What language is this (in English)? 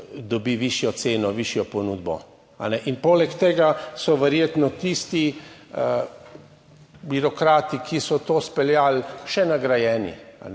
Slovenian